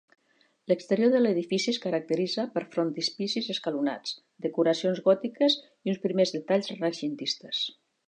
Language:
Catalan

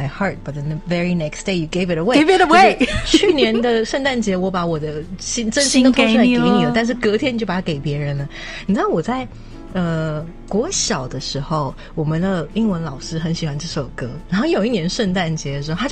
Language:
Chinese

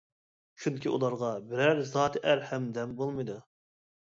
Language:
Uyghur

